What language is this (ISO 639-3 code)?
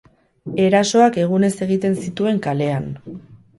eus